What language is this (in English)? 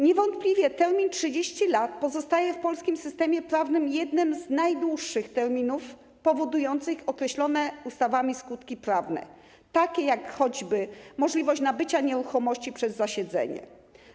Polish